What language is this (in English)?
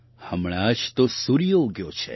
Gujarati